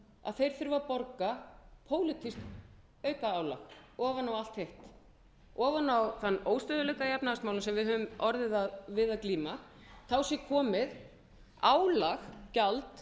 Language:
Icelandic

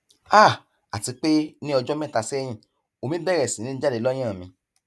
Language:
Yoruba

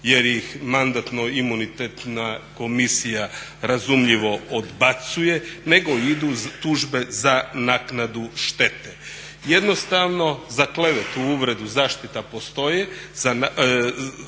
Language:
Croatian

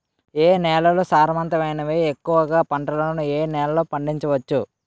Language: Telugu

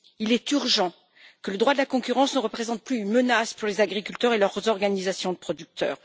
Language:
French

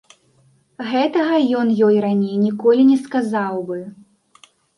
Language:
Belarusian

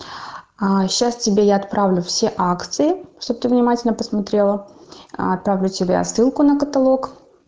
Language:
Russian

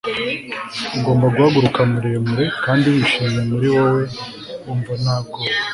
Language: Kinyarwanda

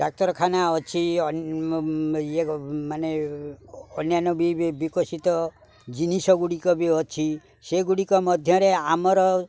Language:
Odia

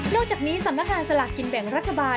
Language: Thai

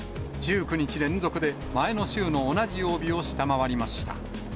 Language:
Japanese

